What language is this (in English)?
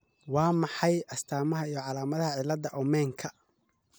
Somali